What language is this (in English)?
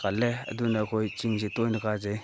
Manipuri